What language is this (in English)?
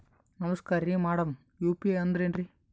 Kannada